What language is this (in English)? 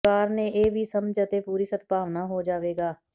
Punjabi